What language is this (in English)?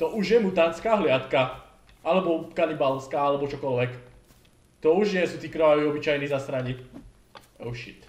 Czech